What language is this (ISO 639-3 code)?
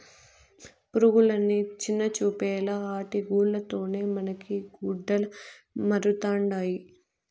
tel